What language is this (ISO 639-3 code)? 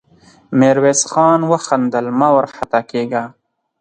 pus